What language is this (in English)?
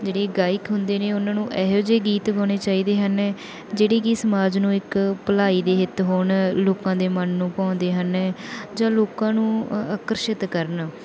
Punjabi